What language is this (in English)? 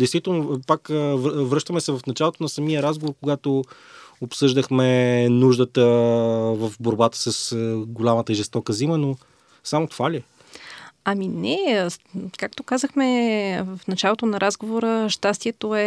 Bulgarian